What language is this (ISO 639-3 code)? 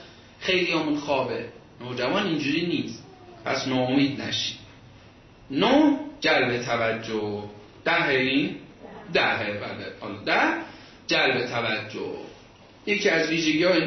fas